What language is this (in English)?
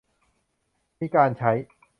Thai